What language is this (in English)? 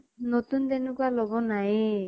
Assamese